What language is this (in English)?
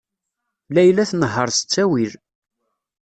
Kabyle